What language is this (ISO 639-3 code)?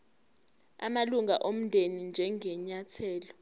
zul